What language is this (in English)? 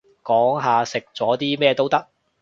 Cantonese